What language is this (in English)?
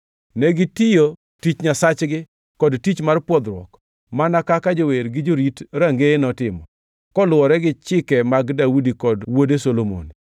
Luo (Kenya and Tanzania)